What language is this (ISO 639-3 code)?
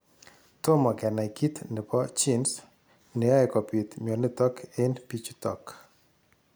kln